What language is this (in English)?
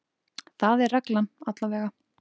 Icelandic